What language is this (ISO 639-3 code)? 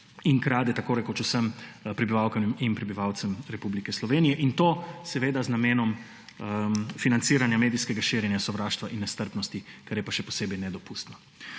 slv